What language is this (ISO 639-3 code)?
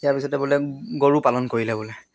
asm